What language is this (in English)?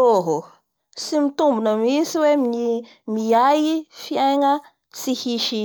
Bara Malagasy